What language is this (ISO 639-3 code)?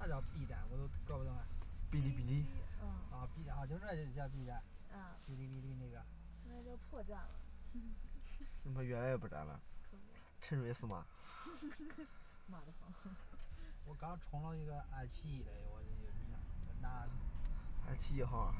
zho